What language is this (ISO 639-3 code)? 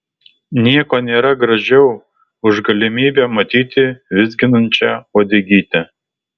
lit